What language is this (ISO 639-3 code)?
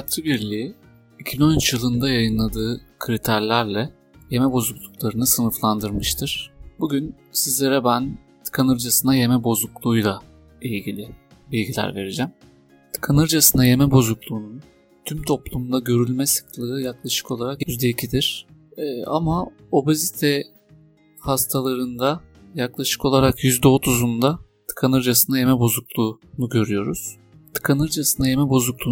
tur